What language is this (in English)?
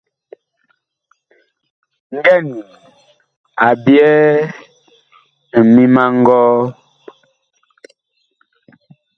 Bakoko